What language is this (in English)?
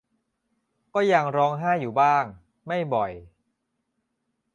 Thai